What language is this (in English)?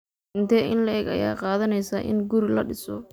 Somali